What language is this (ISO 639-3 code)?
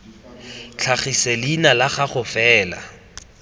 tsn